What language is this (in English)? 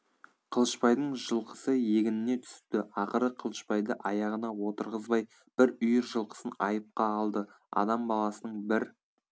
Kazakh